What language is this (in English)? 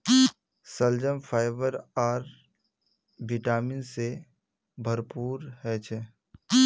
Magahi